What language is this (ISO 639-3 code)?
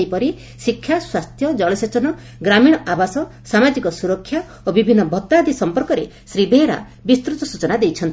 ori